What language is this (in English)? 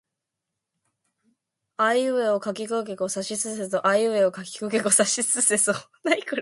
Japanese